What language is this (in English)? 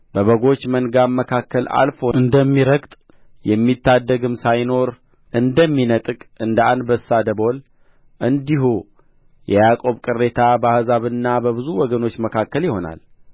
Amharic